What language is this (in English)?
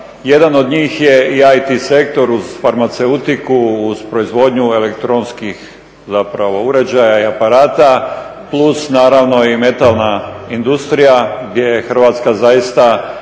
Croatian